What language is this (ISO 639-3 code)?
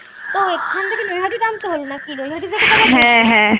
ben